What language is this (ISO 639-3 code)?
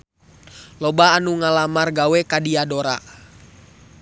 sun